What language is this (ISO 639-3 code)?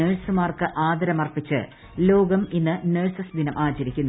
mal